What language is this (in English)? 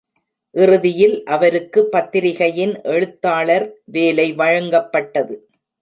Tamil